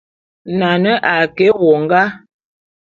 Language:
Bulu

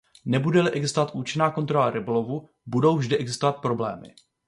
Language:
Czech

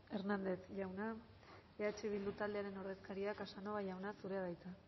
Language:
Basque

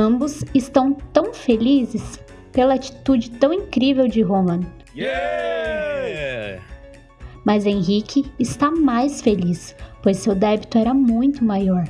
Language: Portuguese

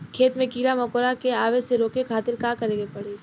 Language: Bhojpuri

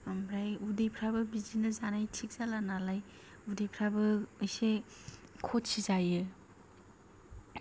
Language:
Bodo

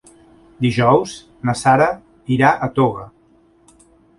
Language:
Catalan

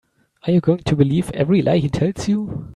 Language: English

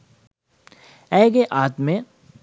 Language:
Sinhala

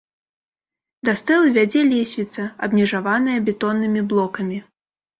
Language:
Belarusian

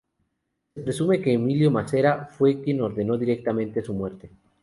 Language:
Spanish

